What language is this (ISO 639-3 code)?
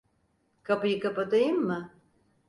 tur